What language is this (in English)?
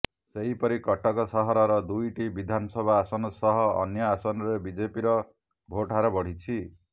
Odia